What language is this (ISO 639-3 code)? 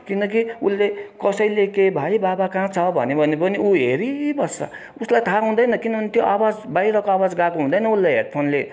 nep